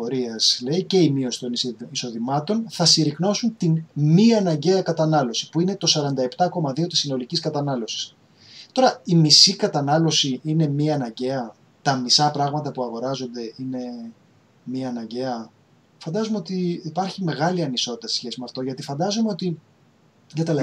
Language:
Greek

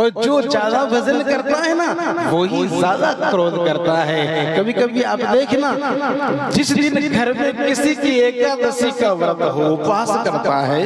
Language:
Hindi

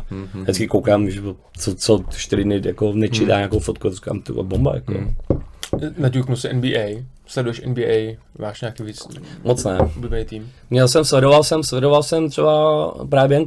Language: Czech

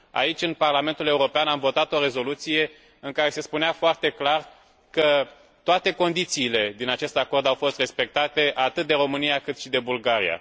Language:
Romanian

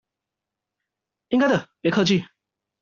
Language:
Chinese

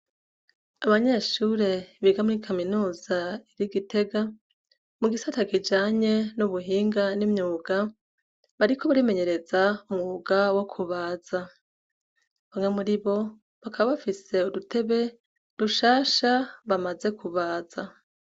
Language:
Rundi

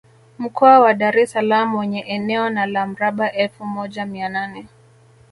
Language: Swahili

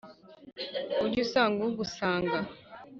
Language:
Kinyarwanda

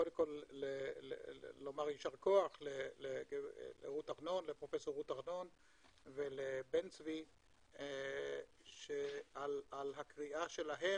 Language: Hebrew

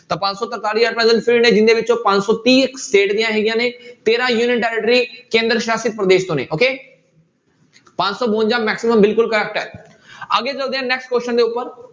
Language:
Punjabi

